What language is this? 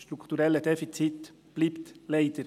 Swiss German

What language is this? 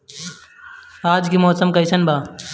Bhojpuri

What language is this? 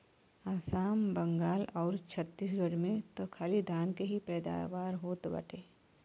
Bhojpuri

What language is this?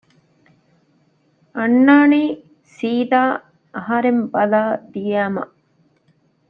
Divehi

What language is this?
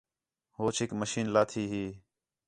Khetrani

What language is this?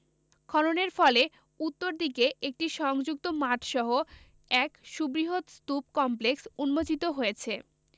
Bangla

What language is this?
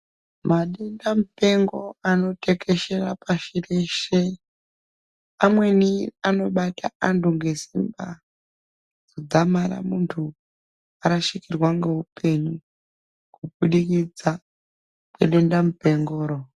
Ndau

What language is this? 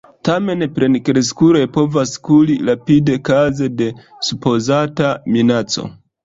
Esperanto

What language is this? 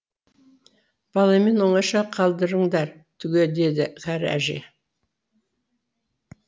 Kazakh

